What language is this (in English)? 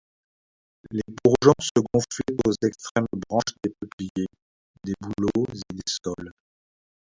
French